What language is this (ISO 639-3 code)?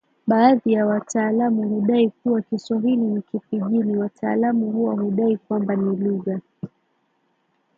swa